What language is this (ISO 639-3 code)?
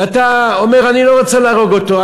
heb